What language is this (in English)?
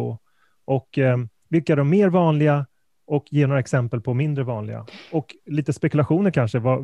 Swedish